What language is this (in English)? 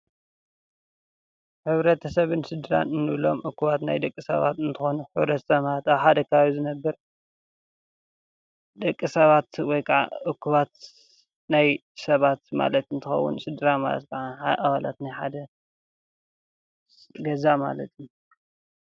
Tigrinya